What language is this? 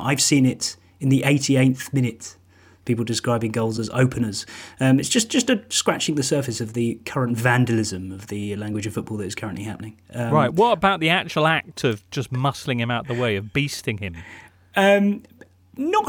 English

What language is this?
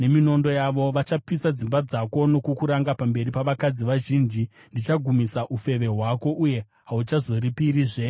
Shona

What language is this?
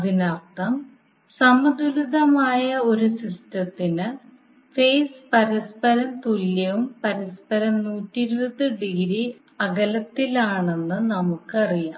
Malayalam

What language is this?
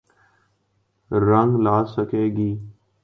Urdu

